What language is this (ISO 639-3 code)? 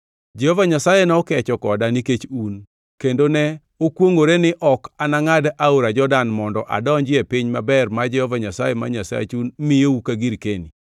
luo